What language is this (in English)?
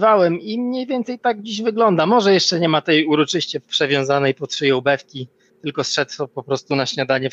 Polish